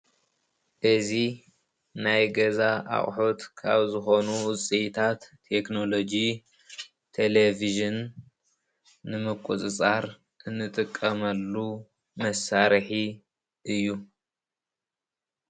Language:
Tigrinya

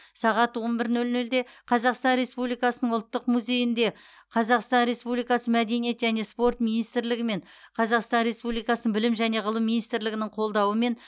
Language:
Kazakh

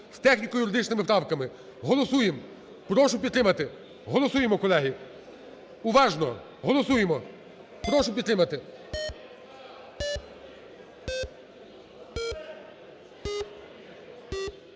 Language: Ukrainian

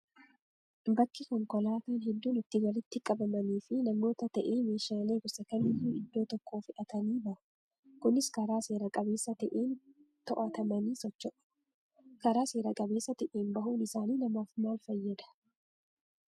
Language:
Oromo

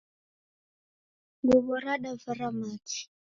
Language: Taita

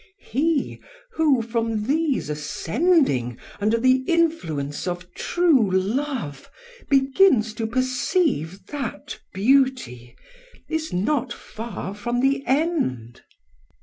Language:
English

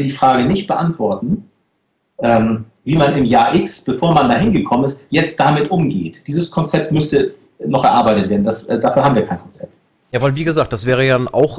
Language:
German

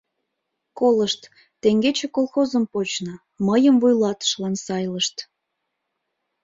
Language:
Mari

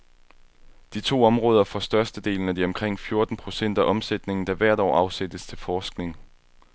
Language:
Danish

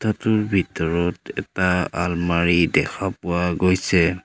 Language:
Assamese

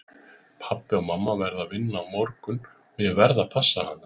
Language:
Icelandic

